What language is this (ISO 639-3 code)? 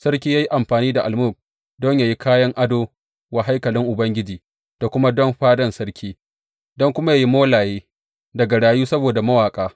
hau